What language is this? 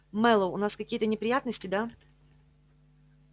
Russian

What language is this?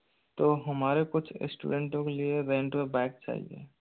Hindi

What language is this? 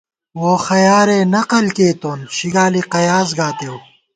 Gawar-Bati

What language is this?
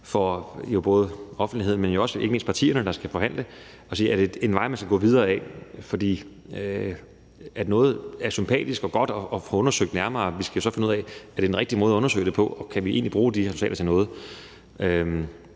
Danish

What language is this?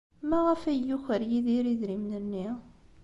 Kabyle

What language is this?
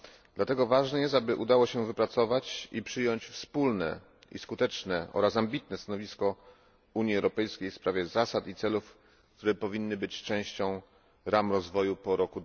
Polish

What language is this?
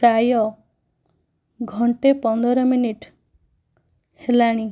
Odia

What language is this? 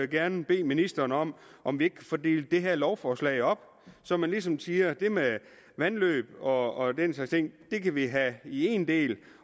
Danish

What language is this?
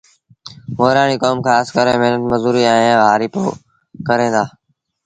Sindhi Bhil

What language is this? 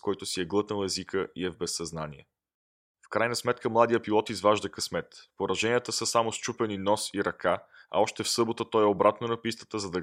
Bulgarian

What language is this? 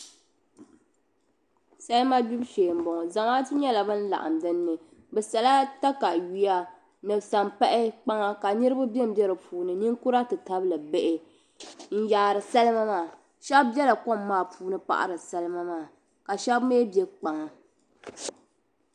Dagbani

